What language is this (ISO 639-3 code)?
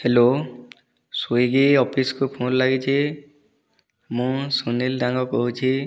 ori